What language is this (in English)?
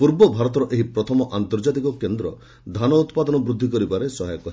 Odia